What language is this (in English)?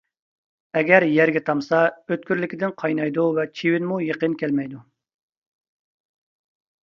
Uyghur